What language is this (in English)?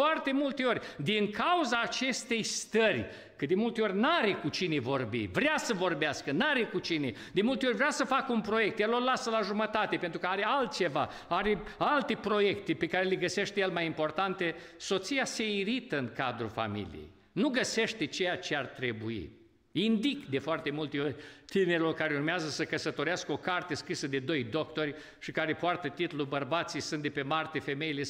Romanian